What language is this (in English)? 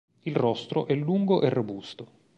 Italian